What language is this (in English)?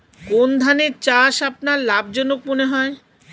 Bangla